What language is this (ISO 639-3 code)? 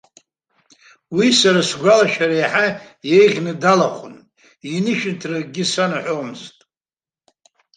abk